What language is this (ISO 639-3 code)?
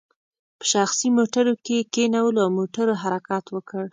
pus